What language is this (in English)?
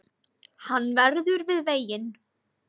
Icelandic